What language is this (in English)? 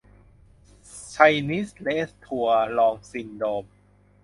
Thai